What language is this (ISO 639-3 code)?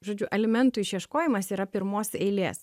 lit